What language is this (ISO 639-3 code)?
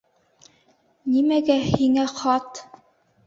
bak